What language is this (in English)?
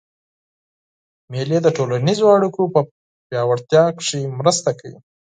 Pashto